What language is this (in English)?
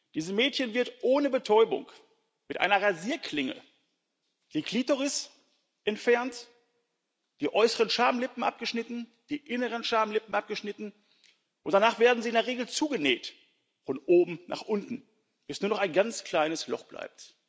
German